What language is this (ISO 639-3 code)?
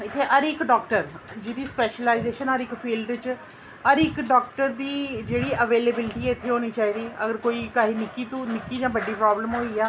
doi